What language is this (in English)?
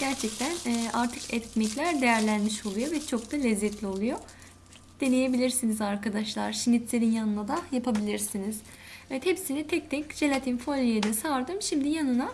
Turkish